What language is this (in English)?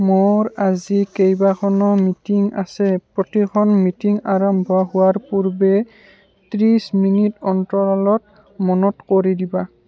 Assamese